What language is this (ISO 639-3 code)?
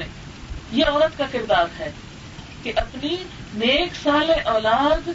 urd